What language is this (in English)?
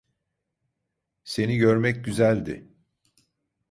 Turkish